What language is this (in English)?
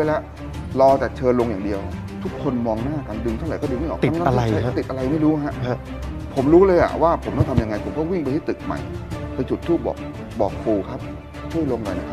Thai